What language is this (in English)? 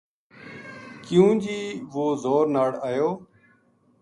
Gujari